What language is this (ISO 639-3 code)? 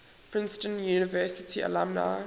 eng